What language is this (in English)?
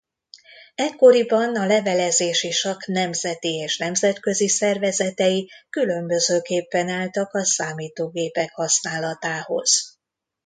Hungarian